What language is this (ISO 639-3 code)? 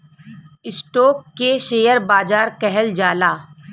bho